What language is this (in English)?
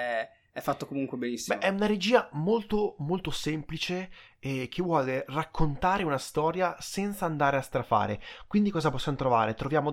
Italian